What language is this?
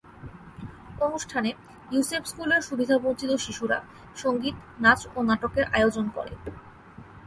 Bangla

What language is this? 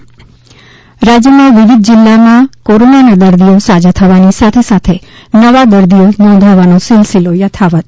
Gujarati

